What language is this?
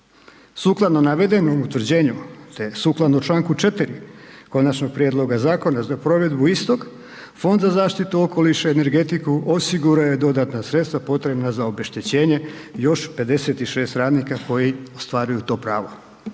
Croatian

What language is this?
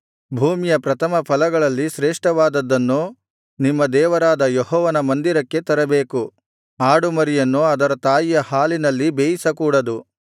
Kannada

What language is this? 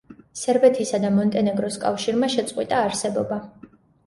Georgian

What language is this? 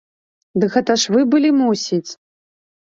Belarusian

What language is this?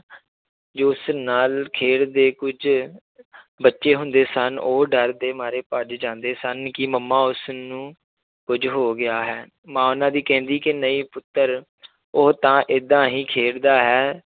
Punjabi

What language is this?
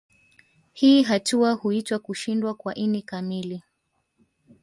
Swahili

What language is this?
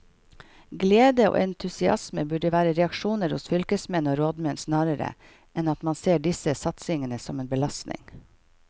Norwegian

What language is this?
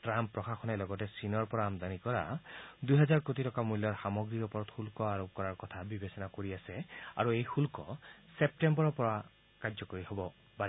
Assamese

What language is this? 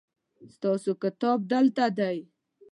Pashto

